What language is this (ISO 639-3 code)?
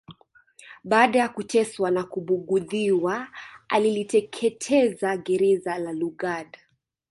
swa